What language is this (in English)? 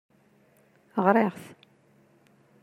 Kabyle